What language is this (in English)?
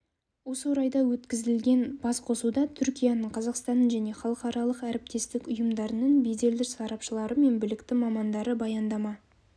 Kazakh